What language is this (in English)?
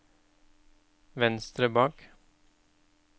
Norwegian